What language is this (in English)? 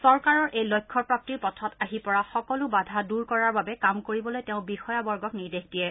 Assamese